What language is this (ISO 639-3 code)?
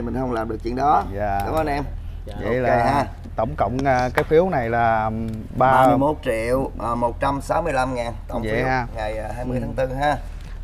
vie